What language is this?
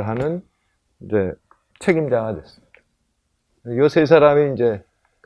Korean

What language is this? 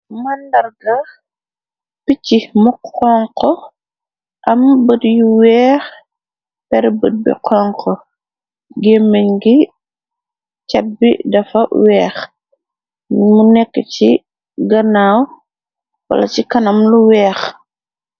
Wolof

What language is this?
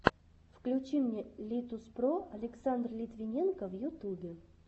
Russian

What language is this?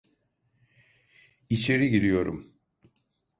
Turkish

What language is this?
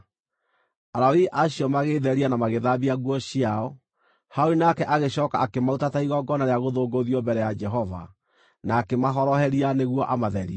Kikuyu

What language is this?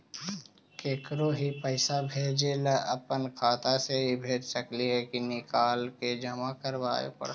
Magahi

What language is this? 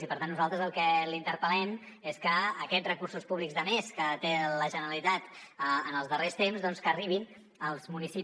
Catalan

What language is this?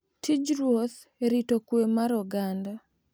Luo (Kenya and Tanzania)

